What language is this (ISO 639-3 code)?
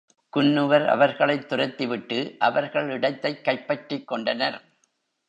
tam